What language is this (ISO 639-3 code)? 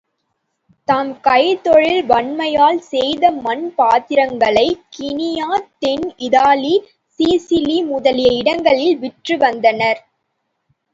tam